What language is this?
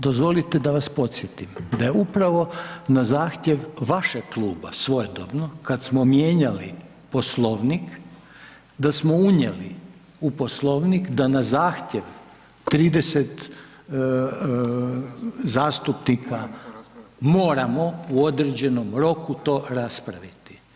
Croatian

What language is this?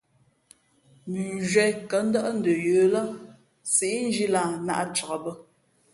Fe'fe'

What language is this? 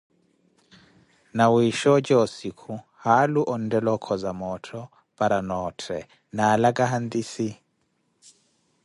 Koti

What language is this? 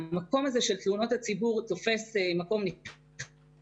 Hebrew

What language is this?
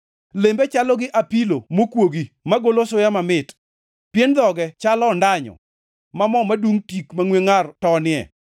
Luo (Kenya and Tanzania)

